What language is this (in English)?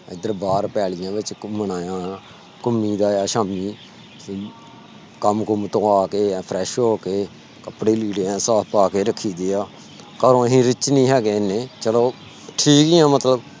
Punjabi